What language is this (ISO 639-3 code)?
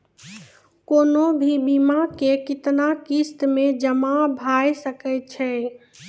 mai